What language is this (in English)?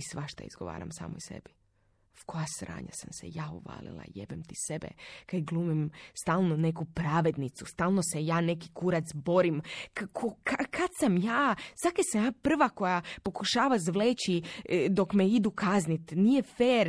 Croatian